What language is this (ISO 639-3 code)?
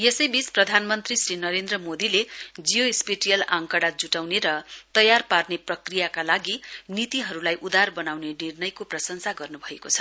nep